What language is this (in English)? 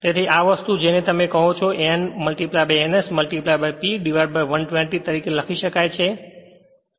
Gujarati